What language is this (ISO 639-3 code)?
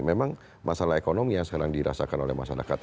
ind